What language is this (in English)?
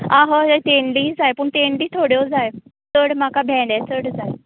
Konkani